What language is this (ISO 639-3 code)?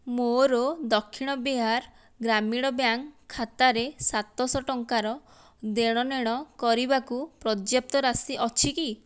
ori